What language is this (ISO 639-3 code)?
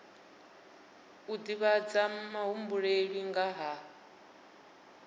ven